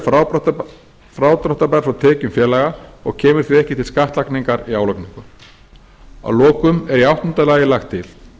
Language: Icelandic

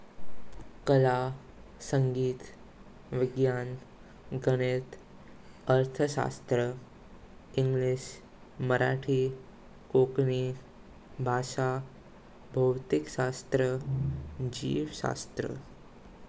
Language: Konkani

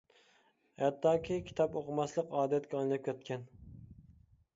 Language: Uyghur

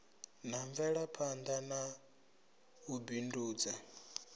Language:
Venda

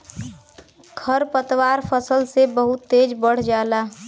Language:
Bhojpuri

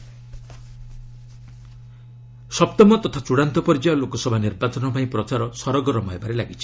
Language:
Odia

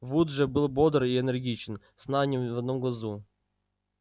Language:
Russian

